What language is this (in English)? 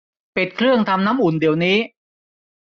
Thai